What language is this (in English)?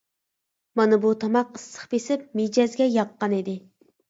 Uyghur